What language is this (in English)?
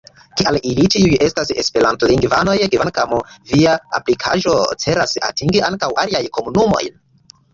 Esperanto